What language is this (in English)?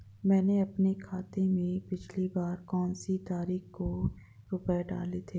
Hindi